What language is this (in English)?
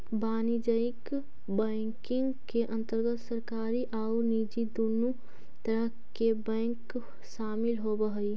Magahi